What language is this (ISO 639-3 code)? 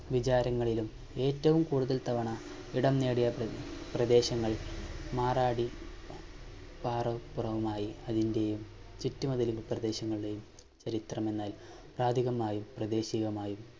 mal